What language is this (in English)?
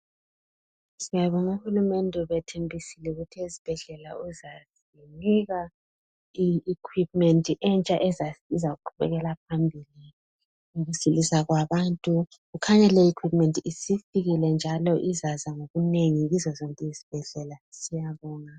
North Ndebele